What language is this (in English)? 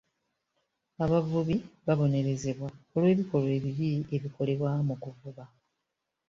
Ganda